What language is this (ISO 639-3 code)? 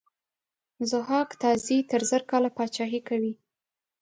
pus